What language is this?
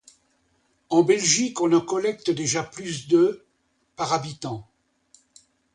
French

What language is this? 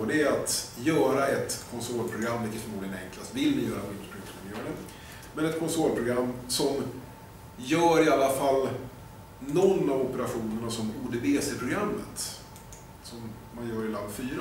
Swedish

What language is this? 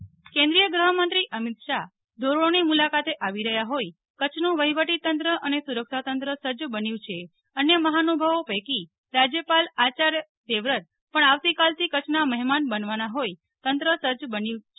Gujarati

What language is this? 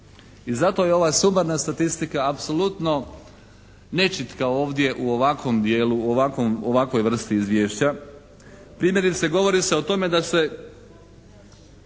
Croatian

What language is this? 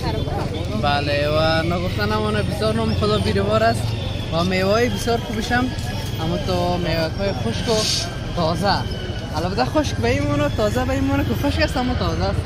Persian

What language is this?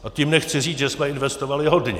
Czech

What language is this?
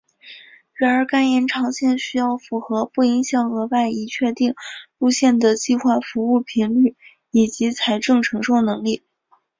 Chinese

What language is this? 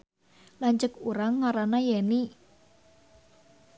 Sundanese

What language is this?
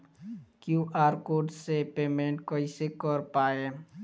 Bhojpuri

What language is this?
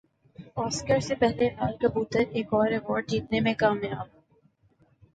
Urdu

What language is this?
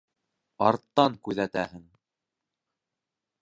Bashkir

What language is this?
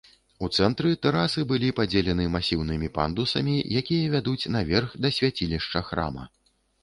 Belarusian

